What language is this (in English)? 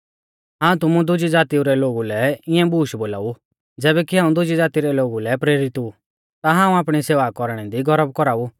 Mahasu Pahari